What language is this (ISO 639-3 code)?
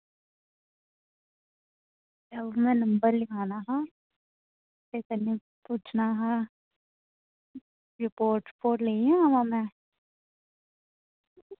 doi